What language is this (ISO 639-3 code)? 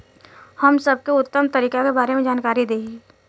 bho